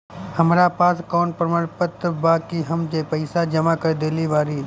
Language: Bhojpuri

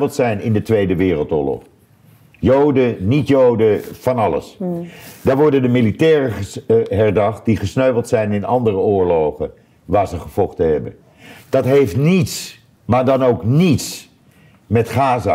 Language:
Dutch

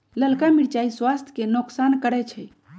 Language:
Magahi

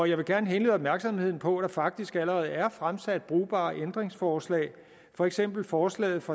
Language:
Danish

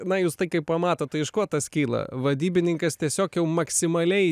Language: Lithuanian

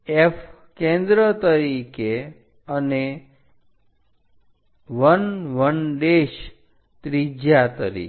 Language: Gujarati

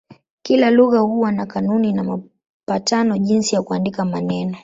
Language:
Swahili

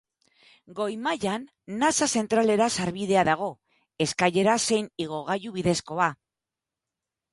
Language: Basque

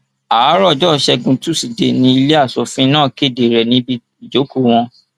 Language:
Yoruba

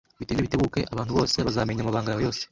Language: Kinyarwanda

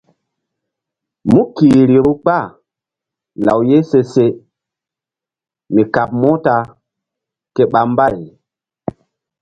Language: Mbum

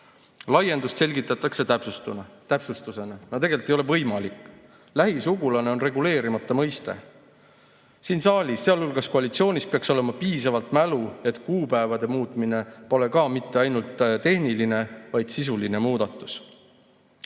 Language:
Estonian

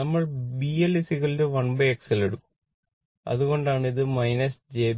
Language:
Malayalam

